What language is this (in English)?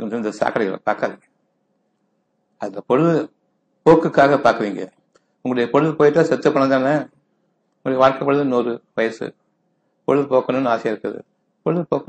Tamil